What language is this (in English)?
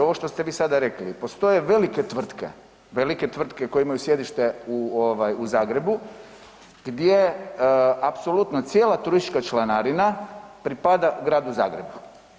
Croatian